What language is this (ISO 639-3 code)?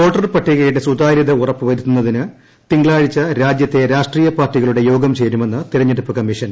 mal